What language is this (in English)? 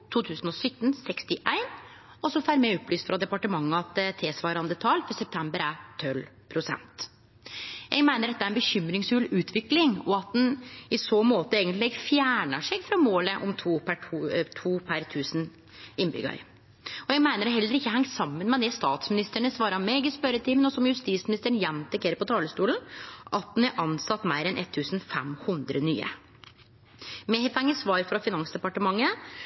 Norwegian Nynorsk